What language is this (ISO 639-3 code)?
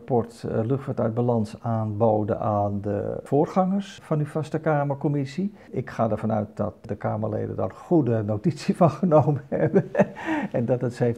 nld